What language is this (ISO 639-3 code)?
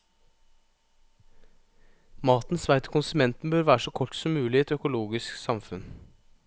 nor